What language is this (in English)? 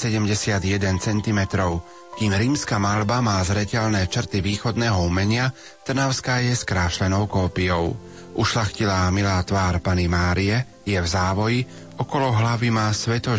Slovak